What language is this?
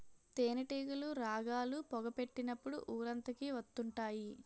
Telugu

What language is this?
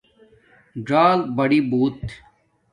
Domaaki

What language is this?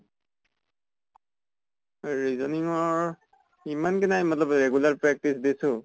Assamese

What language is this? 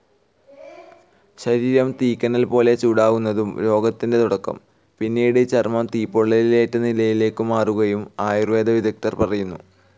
Malayalam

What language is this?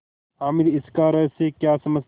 Hindi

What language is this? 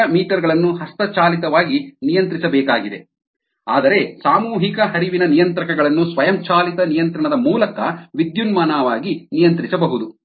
Kannada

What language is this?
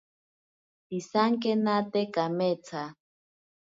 Ashéninka Perené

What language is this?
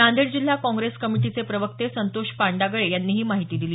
Marathi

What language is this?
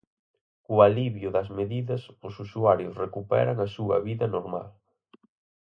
Galician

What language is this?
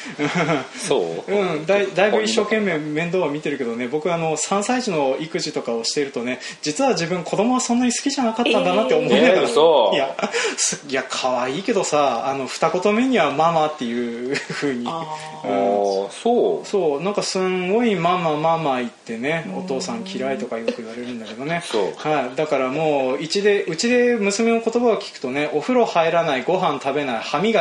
Japanese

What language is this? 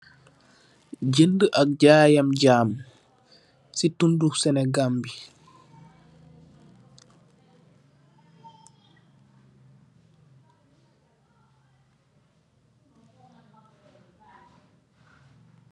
Wolof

